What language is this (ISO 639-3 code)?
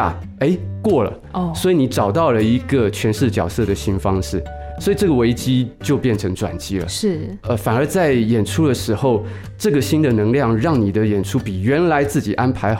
zho